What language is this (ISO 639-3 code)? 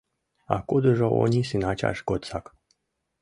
chm